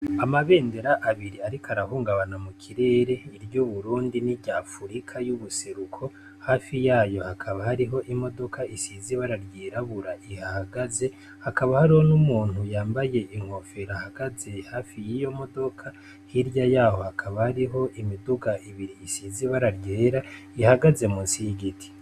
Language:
Rundi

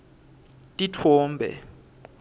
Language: Swati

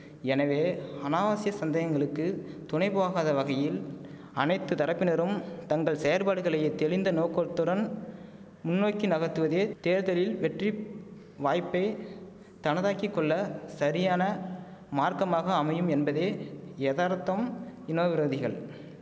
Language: Tamil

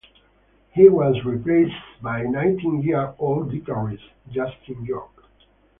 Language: English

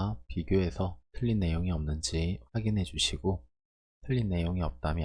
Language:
Korean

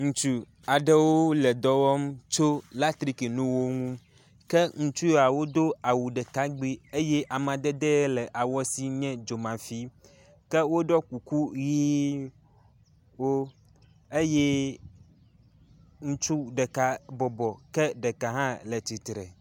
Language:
Ewe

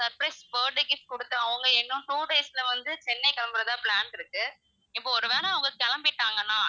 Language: Tamil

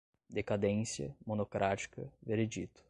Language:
Portuguese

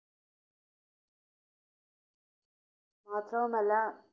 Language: Malayalam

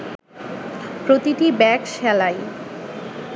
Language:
Bangla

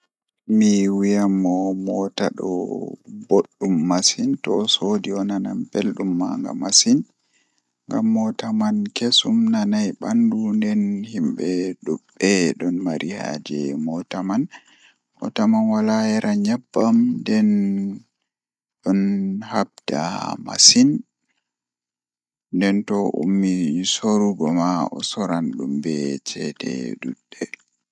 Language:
Fula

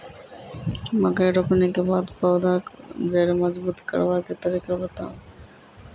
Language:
Maithili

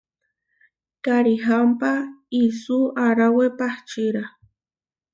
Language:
Huarijio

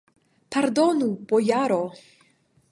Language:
Esperanto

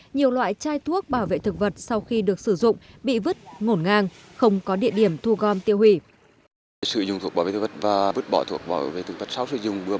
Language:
Vietnamese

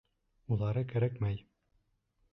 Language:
Bashkir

